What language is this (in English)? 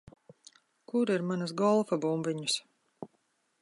Latvian